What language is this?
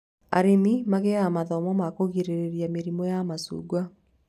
Kikuyu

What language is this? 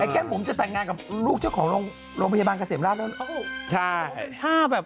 Thai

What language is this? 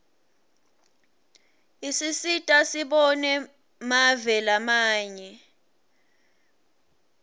Swati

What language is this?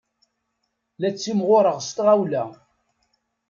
Kabyle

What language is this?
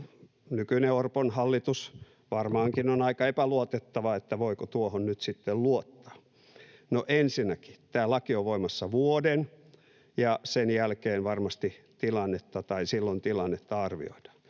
Finnish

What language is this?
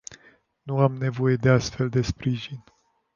Romanian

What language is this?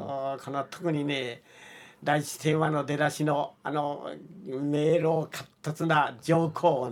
Japanese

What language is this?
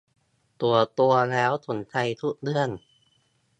Thai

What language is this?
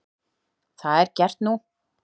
Icelandic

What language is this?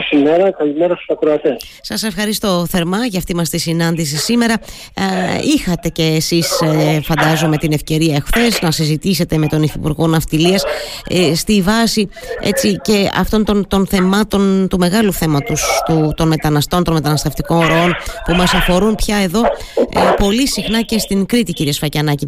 Greek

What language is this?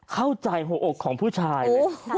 Thai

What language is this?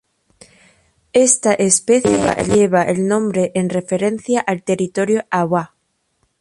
Spanish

